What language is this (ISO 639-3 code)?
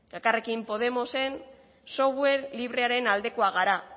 eus